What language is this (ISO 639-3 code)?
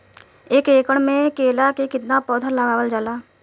bho